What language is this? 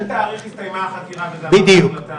Hebrew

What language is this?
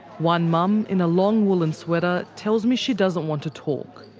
English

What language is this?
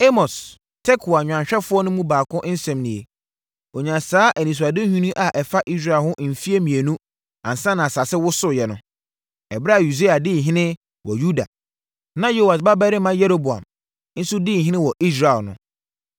Akan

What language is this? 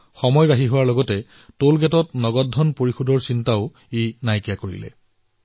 Assamese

